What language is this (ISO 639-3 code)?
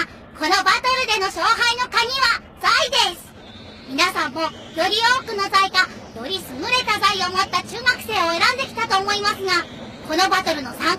jpn